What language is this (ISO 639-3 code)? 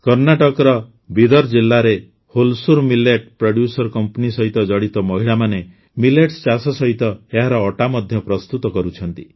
ori